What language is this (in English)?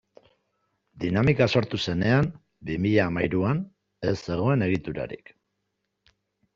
Basque